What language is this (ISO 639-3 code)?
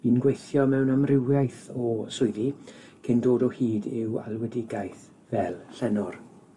cym